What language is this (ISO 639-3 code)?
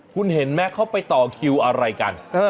tha